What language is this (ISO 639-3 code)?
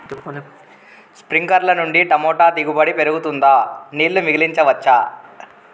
tel